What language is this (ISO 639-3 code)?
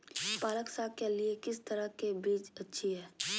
mag